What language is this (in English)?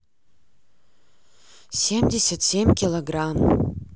Russian